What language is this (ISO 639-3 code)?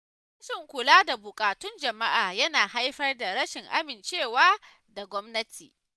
hau